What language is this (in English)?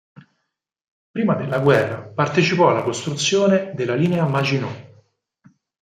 Italian